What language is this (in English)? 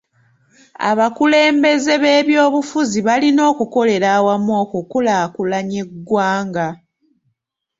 Ganda